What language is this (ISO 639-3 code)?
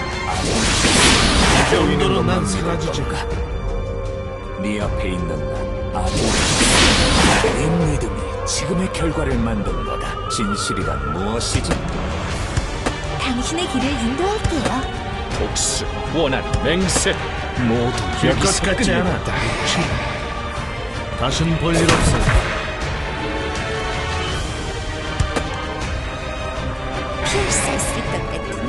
kor